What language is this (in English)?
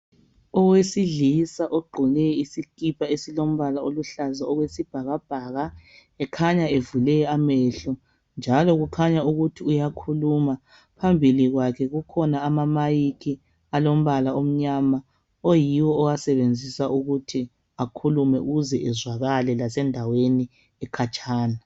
North Ndebele